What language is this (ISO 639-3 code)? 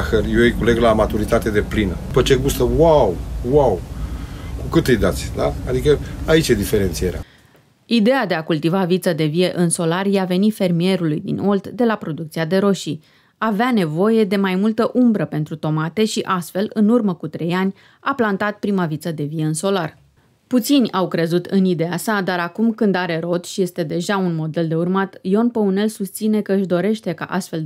ron